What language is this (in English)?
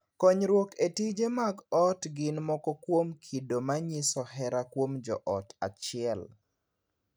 Luo (Kenya and Tanzania)